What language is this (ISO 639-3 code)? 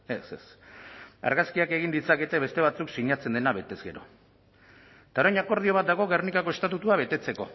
eus